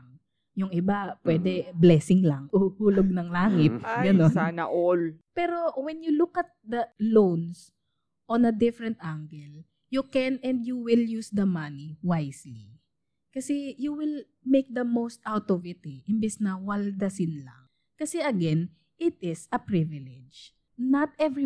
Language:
Filipino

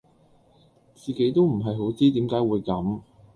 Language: Cantonese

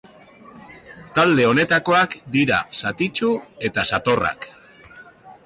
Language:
Basque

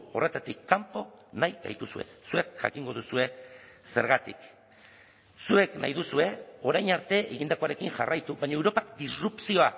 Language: Basque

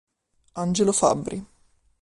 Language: Italian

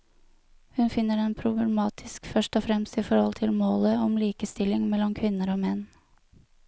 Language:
Norwegian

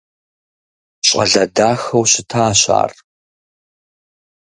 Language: Kabardian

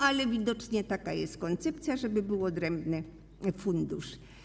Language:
Polish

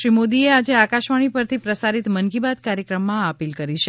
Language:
Gujarati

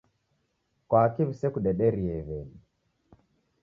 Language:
Taita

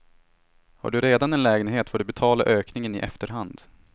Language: Swedish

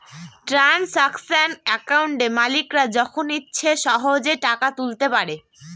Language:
Bangla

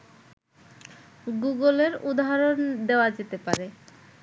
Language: Bangla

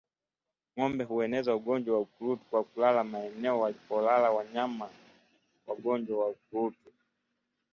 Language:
Swahili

